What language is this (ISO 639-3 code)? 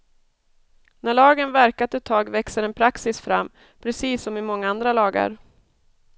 swe